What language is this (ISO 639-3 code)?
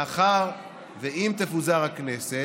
heb